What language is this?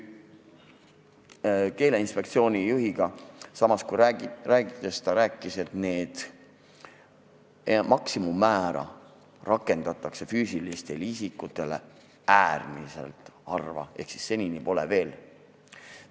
Estonian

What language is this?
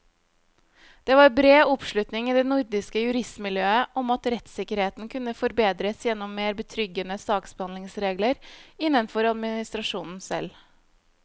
Norwegian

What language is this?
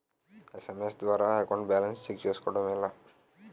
Telugu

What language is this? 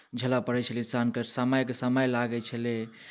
Maithili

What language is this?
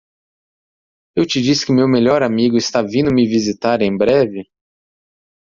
Portuguese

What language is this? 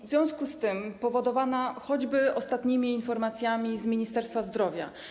Polish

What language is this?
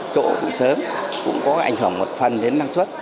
Vietnamese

